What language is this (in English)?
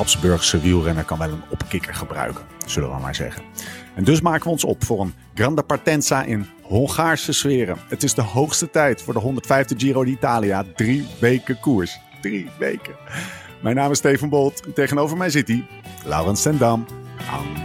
Dutch